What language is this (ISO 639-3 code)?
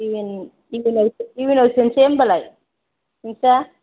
brx